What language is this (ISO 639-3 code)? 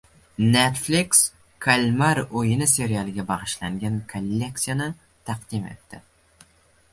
uzb